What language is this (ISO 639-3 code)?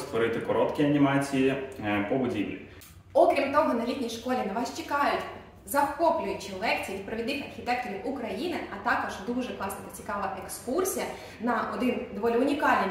ukr